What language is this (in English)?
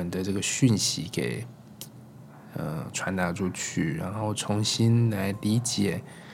Chinese